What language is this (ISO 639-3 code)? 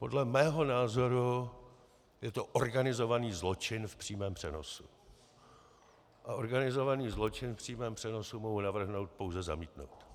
ces